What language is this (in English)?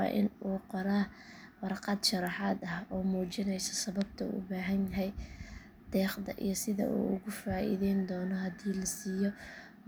Somali